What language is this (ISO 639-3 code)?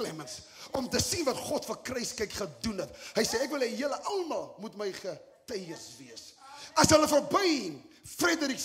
nld